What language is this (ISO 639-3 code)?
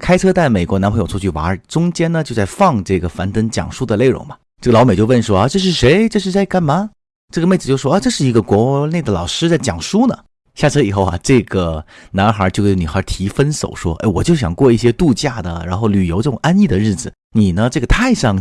zho